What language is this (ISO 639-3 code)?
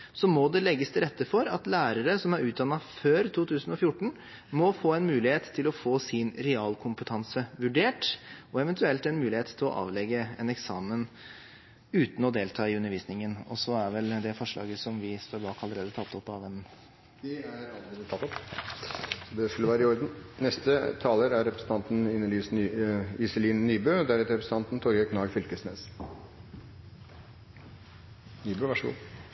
nob